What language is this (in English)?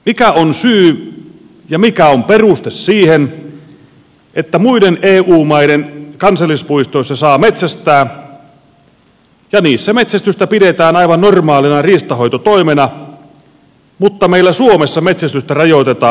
Finnish